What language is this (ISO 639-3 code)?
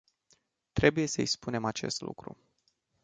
ron